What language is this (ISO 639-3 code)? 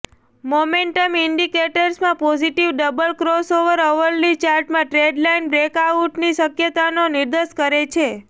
guj